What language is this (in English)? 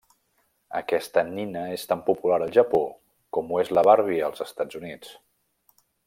Catalan